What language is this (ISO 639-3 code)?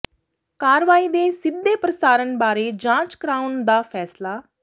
pan